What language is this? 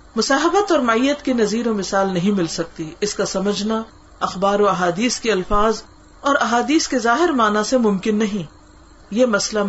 Urdu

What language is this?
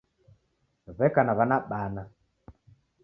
Taita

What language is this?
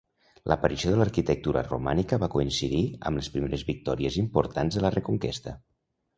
Catalan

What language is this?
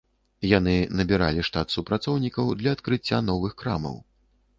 Belarusian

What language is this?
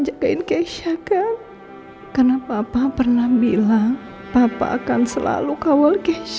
Indonesian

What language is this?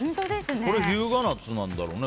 Japanese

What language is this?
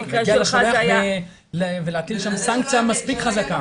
Hebrew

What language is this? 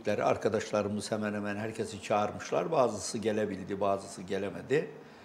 Turkish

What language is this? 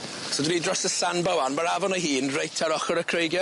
Welsh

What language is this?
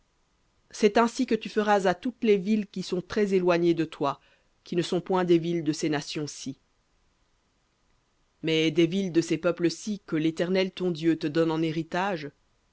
French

